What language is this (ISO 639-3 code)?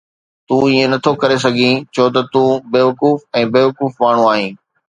snd